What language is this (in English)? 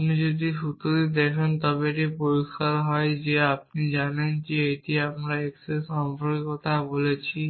Bangla